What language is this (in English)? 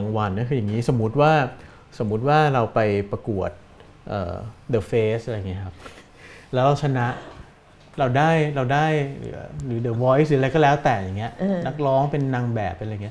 Thai